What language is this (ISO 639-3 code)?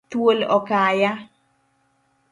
luo